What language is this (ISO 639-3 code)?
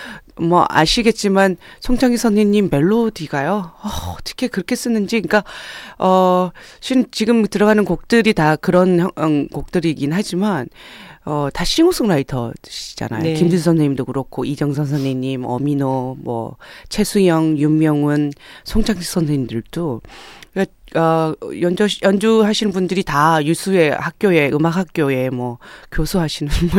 kor